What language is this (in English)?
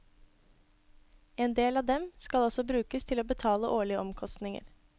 Norwegian